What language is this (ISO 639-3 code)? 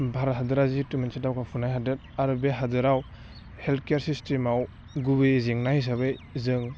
brx